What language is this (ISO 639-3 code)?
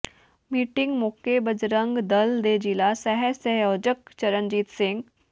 pan